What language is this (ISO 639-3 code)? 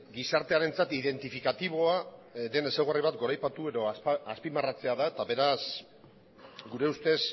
eus